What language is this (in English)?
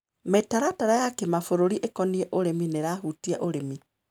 Kikuyu